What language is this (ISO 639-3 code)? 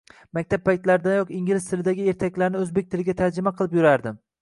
uzb